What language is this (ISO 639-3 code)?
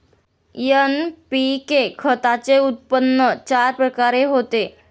mar